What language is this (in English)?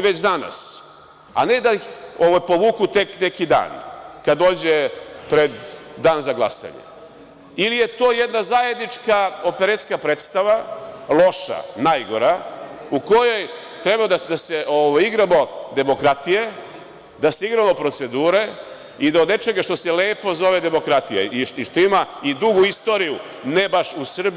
Serbian